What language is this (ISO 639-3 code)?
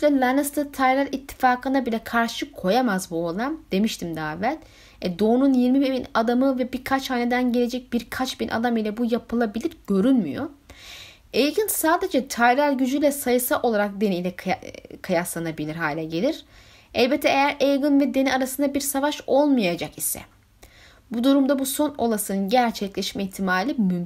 tur